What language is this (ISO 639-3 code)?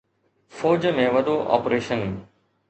snd